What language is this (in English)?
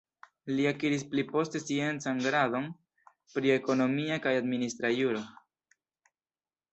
Esperanto